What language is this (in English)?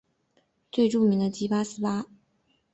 Chinese